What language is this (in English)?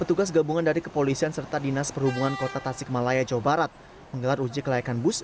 Indonesian